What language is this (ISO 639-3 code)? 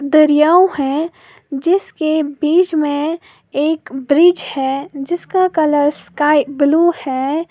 hin